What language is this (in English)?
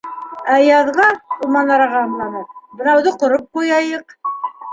Bashkir